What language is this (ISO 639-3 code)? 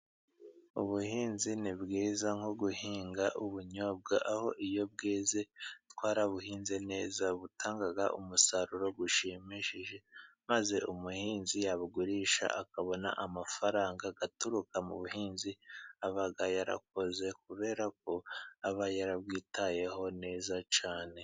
kin